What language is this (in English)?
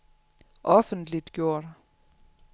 Danish